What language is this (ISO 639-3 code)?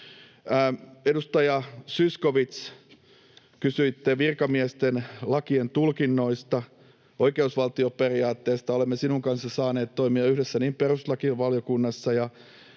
fin